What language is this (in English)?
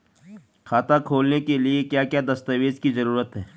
Hindi